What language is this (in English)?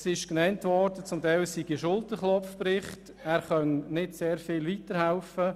Swiss German